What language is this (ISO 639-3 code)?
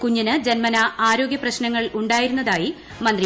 mal